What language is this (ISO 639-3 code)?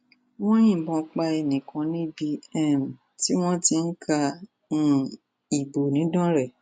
yor